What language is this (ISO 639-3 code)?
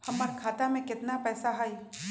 mag